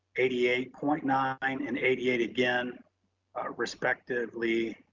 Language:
English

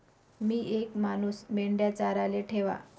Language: Marathi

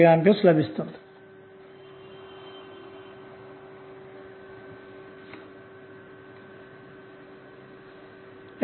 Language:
Telugu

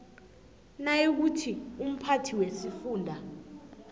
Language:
South Ndebele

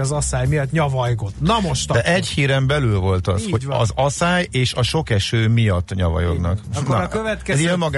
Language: Hungarian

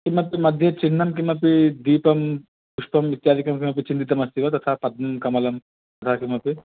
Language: Sanskrit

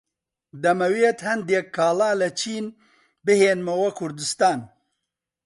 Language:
Central Kurdish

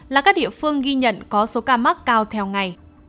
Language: Vietnamese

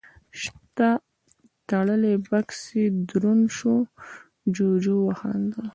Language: Pashto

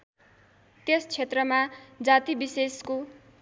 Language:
Nepali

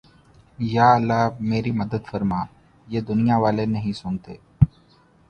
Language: Urdu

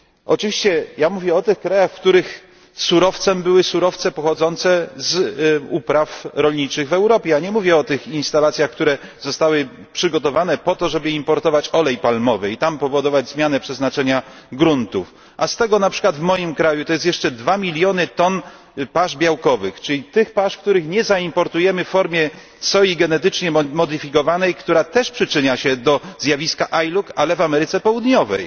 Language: Polish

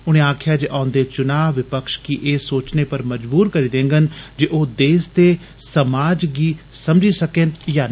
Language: Dogri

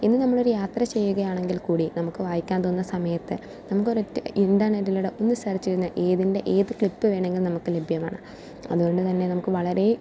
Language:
Malayalam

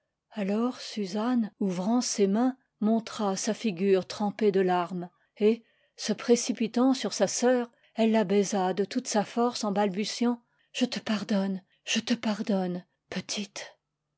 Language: French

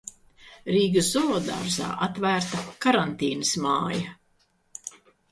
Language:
Latvian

